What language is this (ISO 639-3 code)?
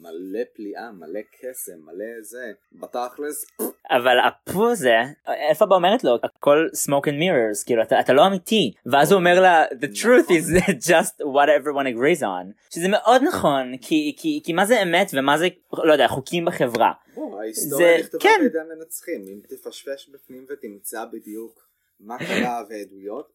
heb